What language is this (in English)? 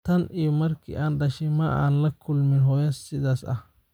Somali